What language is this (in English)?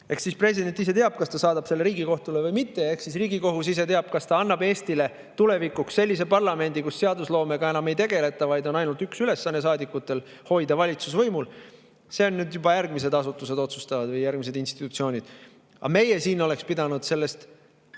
Estonian